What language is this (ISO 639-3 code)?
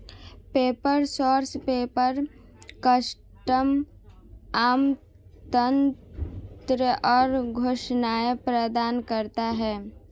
hin